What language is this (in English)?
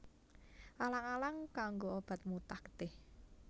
Javanese